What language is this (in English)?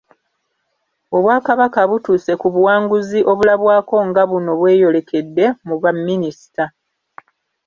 Ganda